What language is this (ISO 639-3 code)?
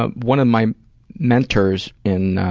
eng